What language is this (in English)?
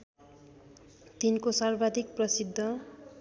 Nepali